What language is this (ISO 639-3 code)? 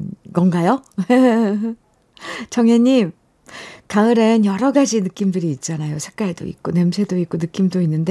kor